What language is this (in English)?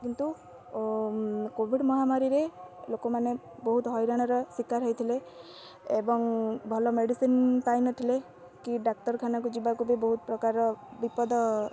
Odia